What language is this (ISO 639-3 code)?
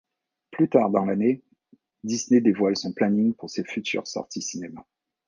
fra